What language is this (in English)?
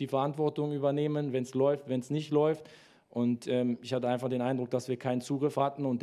German